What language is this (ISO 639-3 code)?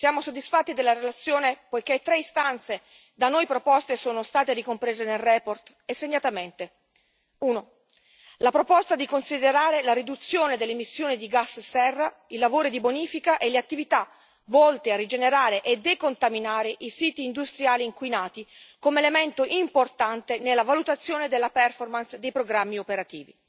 ita